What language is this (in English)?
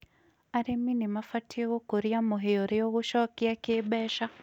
Kikuyu